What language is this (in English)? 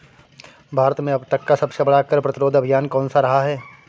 Hindi